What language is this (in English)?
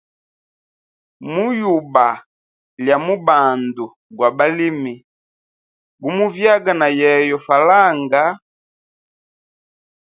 Hemba